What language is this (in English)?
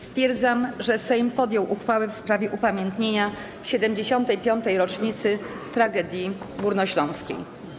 Polish